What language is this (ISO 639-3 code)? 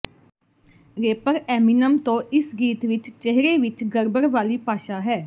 pan